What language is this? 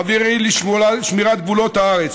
Hebrew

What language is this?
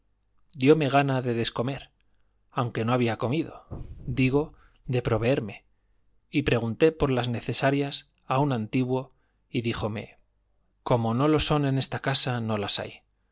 Spanish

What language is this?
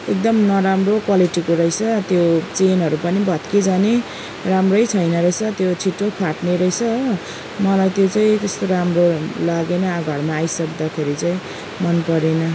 Nepali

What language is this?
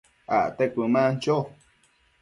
Matsés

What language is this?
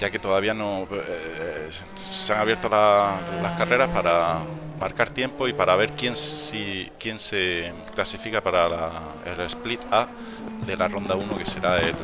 Spanish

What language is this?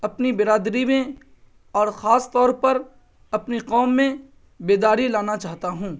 Urdu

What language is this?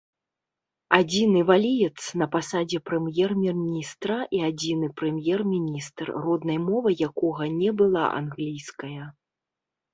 Belarusian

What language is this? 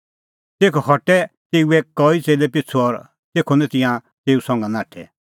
Kullu Pahari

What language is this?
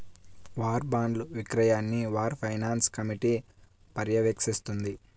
Telugu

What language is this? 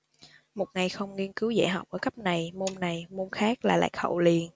Vietnamese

